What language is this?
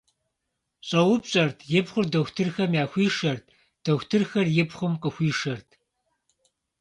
Kabardian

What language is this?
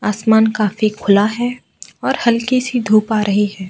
Hindi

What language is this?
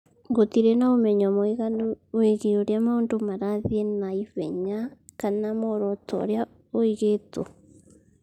Kikuyu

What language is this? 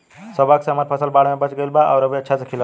Bhojpuri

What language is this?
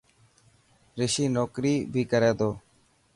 Dhatki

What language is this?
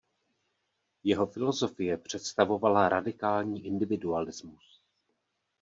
Czech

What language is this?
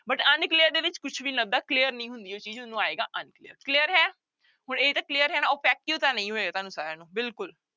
Punjabi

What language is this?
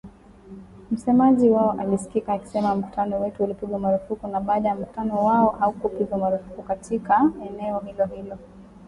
Swahili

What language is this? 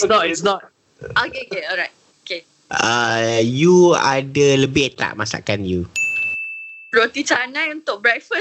Malay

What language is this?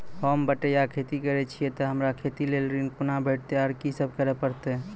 Maithili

